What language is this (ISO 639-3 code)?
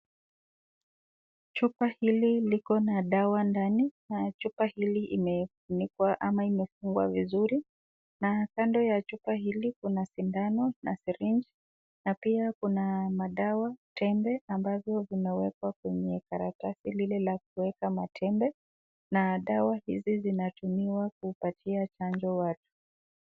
swa